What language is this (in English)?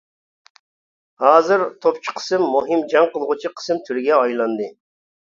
Uyghur